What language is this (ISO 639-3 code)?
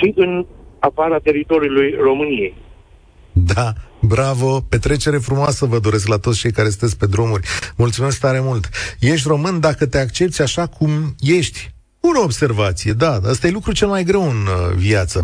ron